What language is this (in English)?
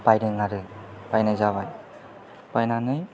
Bodo